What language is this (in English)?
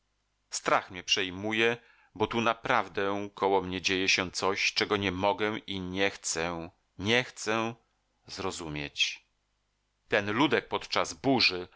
Polish